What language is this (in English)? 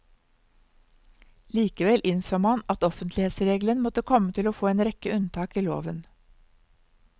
Norwegian